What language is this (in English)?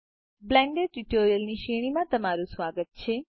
Gujarati